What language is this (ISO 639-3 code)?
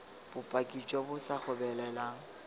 tsn